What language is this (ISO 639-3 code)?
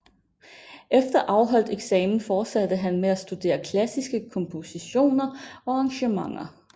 dan